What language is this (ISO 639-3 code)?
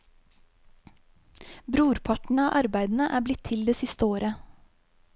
nor